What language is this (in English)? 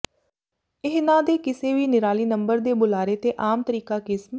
Punjabi